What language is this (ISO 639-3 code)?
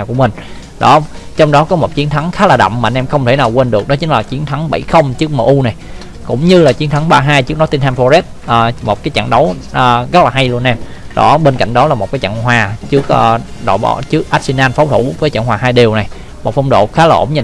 vie